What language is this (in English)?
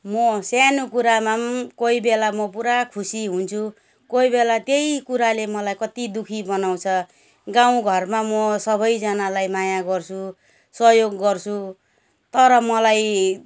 Nepali